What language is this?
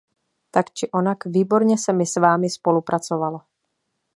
Czech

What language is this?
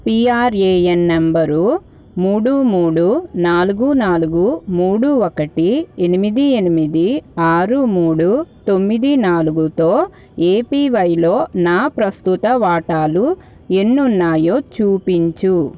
Telugu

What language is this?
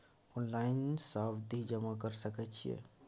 Maithili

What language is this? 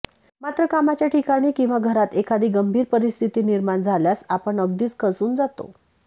Marathi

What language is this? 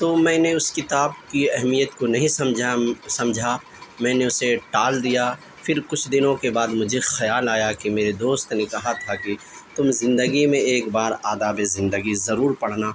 Urdu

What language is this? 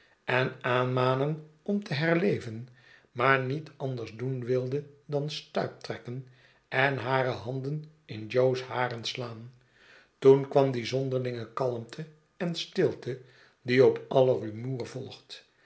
Dutch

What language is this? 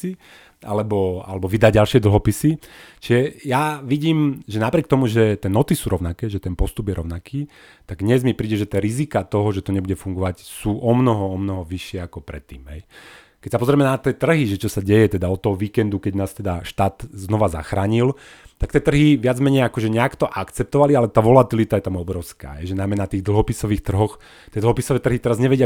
Slovak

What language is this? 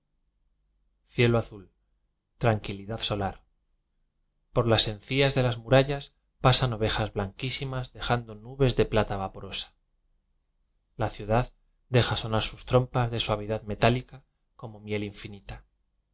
Spanish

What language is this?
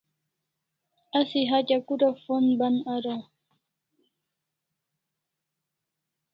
Kalasha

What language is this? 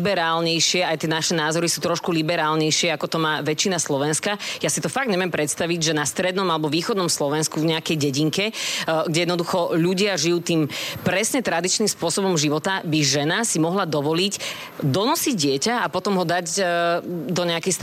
Slovak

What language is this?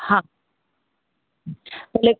Sindhi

